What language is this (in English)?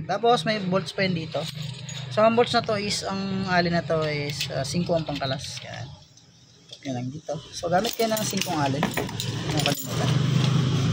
Filipino